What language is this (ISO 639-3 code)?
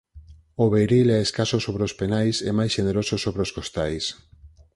glg